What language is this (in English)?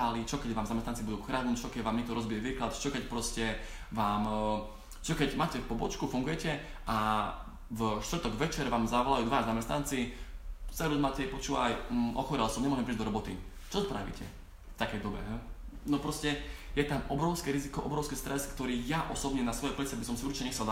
Slovak